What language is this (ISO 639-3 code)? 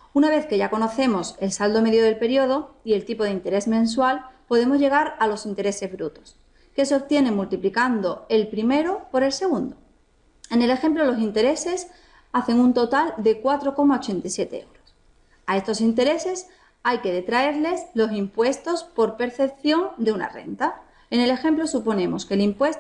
spa